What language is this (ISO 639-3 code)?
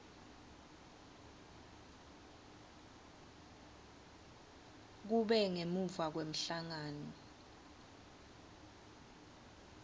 ssw